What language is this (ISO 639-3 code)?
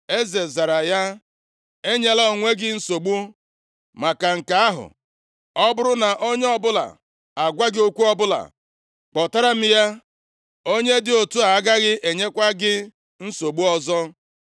ibo